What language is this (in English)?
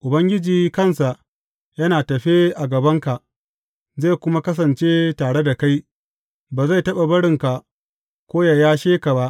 Hausa